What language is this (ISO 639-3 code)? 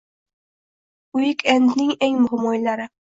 uzb